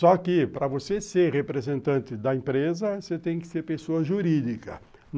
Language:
Portuguese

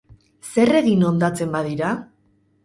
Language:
Basque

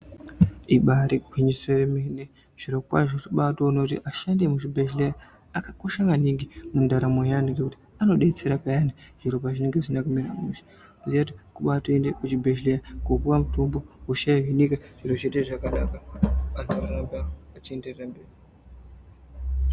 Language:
Ndau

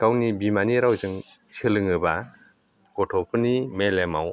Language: Bodo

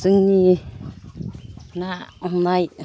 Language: Bodo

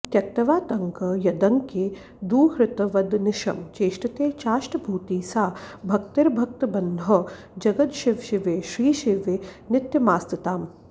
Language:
Sanskrit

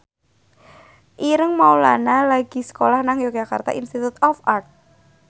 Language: Javanese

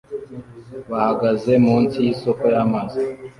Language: Kinyarwanda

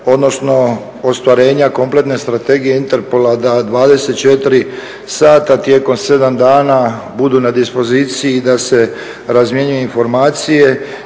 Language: Croatian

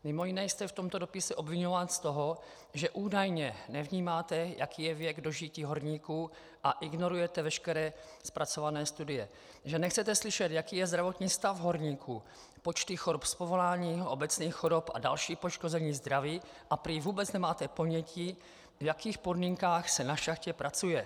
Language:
Czech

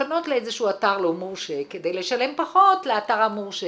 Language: Hebrew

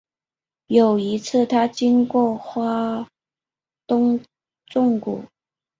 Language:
Chinese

